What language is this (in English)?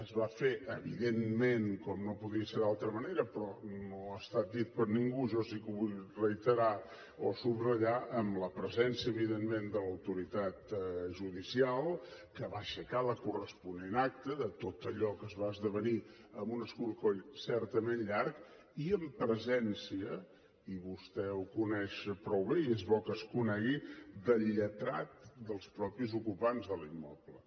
Catalan